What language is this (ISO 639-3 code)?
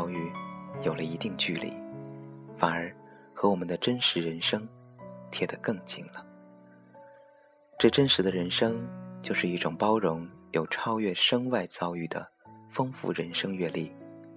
zho